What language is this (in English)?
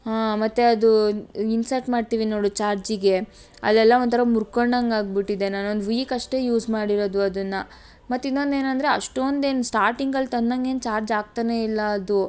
Kannada